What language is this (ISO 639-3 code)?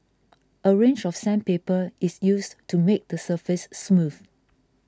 eng